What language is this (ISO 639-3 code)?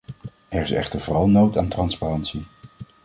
nld